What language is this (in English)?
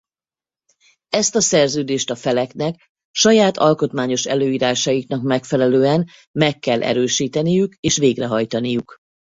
Hungarian